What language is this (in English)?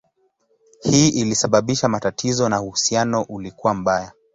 Swahili